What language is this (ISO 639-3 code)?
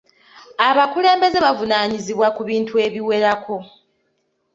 lug